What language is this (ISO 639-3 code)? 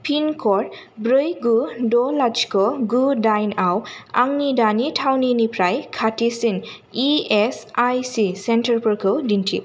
brx